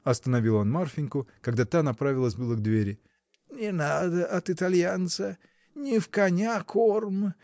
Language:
Russian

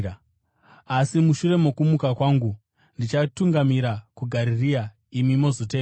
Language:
Shona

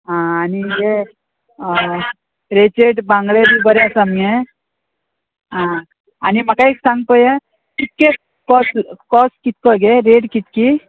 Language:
Konkani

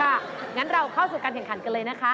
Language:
Thai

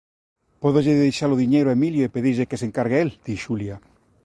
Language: Galician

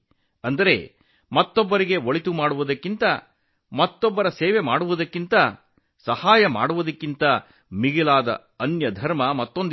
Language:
Kannada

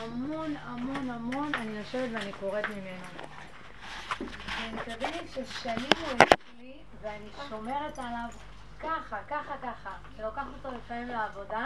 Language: Hebrew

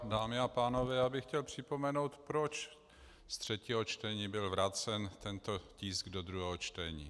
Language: Czech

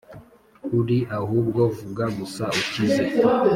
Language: Kinyarwanda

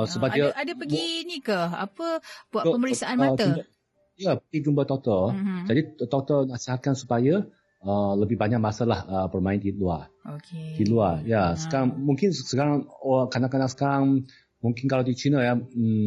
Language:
Malay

